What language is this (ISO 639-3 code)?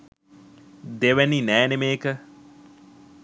sin